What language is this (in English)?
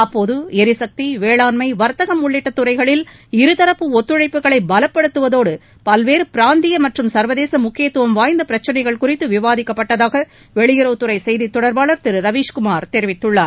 Tamil